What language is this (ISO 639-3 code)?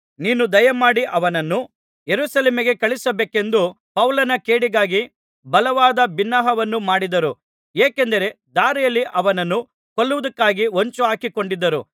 kan